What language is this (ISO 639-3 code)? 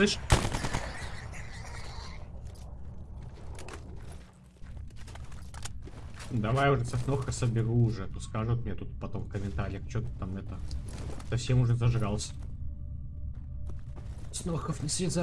rus